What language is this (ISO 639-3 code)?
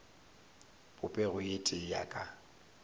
nso